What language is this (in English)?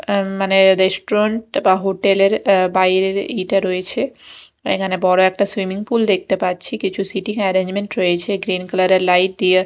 Bangla